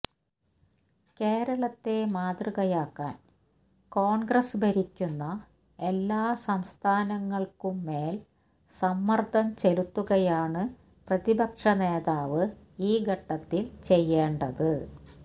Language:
Malayalam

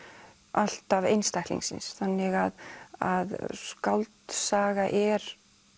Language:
Icelandic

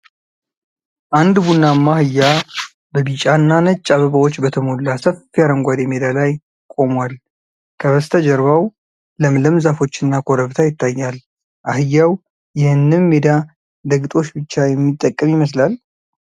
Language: Amharic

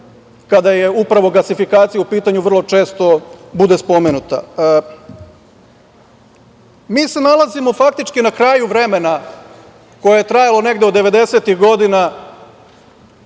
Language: Serbian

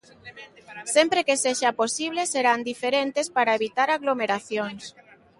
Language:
Galician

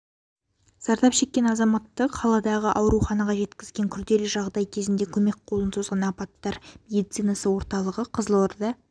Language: Kazakh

